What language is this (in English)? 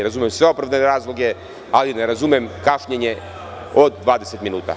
Serbian